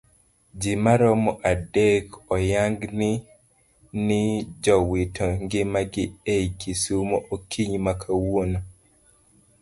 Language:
Luo (Kenya and Tanzania)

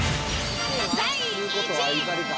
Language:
Japanese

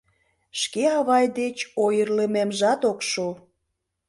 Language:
Mari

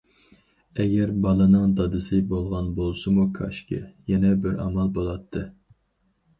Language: Uyghur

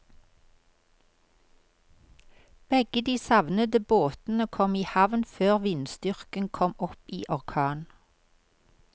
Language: Norwegian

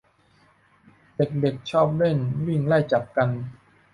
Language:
Thai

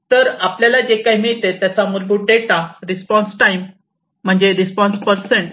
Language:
Marathi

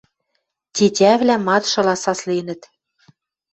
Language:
Western Mari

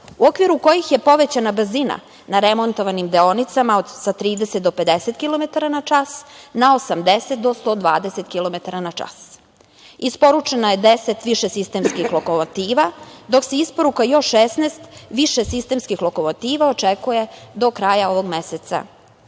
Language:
Serbian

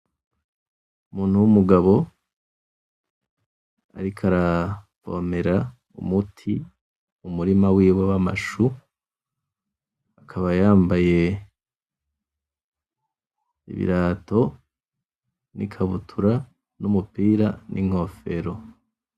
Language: Rundi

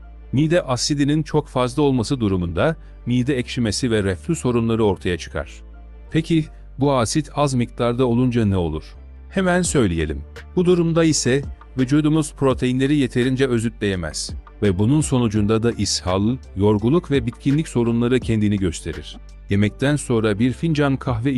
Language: Turkish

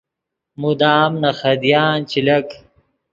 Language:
Yidgha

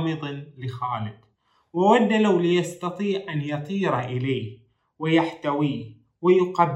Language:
Arabic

